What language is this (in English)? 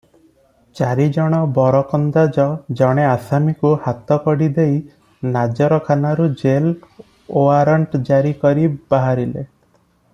Odia